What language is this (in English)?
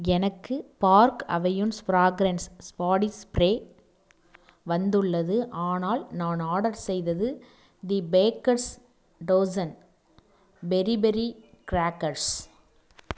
Tamil